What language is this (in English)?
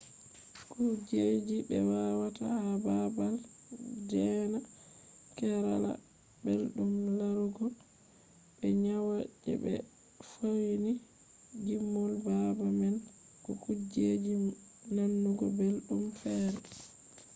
Fula